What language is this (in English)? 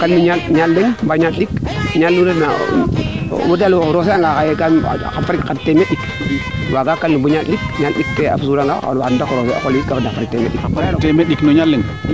Serer